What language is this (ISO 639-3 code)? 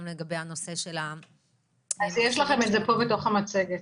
heb